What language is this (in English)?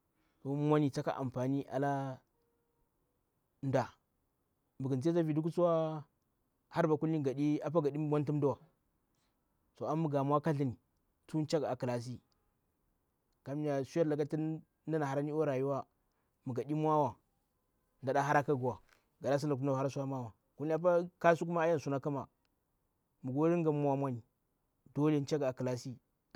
Bura-Pabir